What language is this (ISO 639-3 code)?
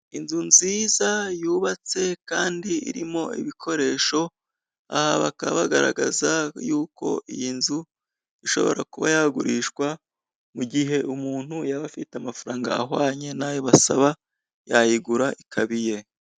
kin